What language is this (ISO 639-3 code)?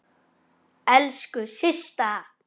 isl